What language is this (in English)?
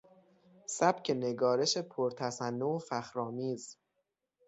Persian